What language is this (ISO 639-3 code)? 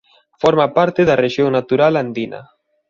glg